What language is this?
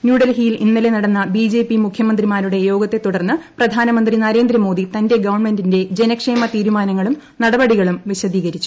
Malayalam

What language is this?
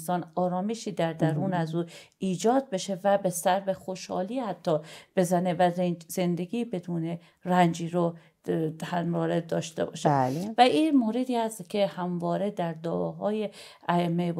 Persian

